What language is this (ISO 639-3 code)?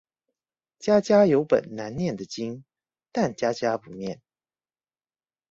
zho